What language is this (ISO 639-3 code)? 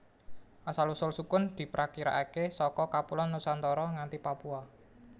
jav